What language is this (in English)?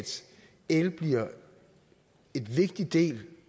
Danish